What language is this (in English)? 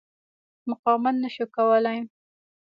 Pashto